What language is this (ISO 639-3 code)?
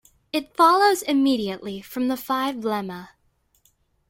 eng